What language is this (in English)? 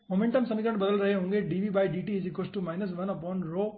Hindi